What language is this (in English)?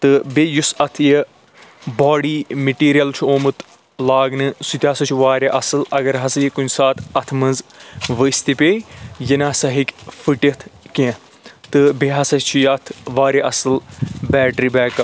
Kashmiri